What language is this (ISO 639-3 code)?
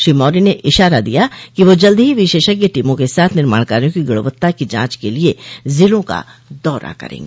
hin